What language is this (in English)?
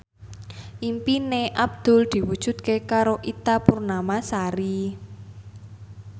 Javanese